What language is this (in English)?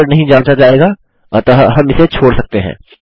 Hindi